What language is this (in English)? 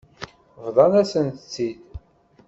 Kabyle